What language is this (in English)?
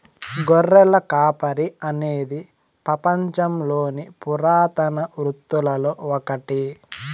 Telugu